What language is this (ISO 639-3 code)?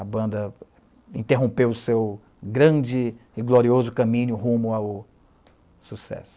por